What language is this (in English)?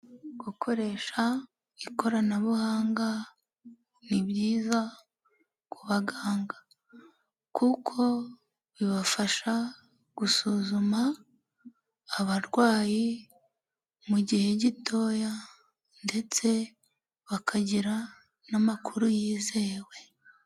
Kinyarwanda